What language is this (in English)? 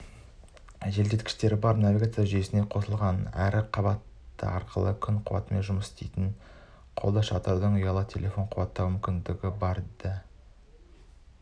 Kazakh